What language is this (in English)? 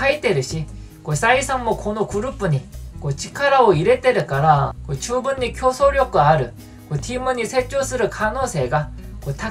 Japanese